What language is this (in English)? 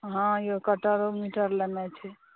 Maithili